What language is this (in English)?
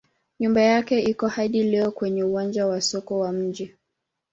Swahili